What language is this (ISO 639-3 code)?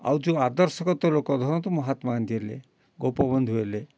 ori